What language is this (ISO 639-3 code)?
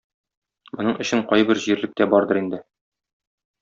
tat